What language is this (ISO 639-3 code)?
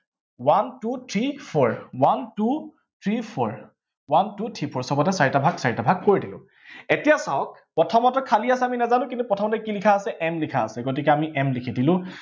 asm